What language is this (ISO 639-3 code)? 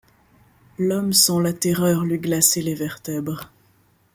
fra